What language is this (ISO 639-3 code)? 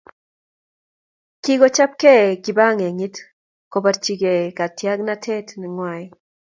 kln